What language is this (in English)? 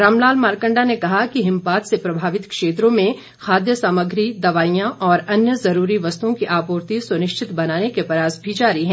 Hindi